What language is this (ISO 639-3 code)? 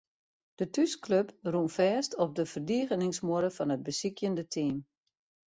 fry